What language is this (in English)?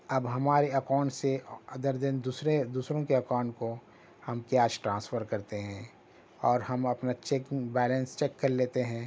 Urdu